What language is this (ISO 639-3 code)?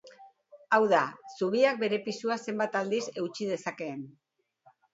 eus